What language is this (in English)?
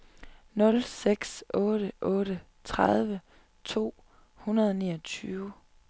Danish